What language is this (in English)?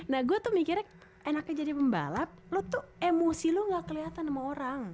Indonesian